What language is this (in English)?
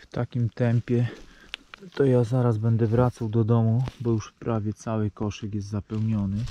Polish